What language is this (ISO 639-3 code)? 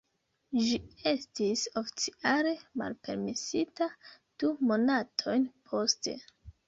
epo